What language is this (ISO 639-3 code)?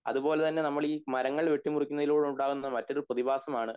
mal